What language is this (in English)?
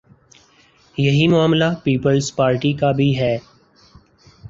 Urdu